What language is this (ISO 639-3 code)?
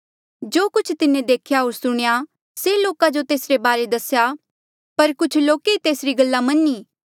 mjl